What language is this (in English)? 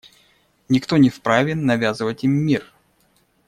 Russian